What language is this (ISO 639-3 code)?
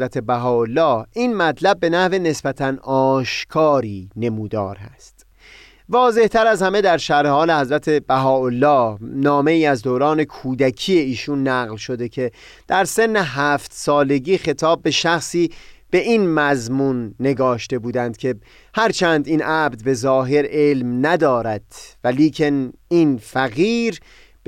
fas